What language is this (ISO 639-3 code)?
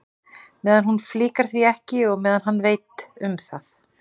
isl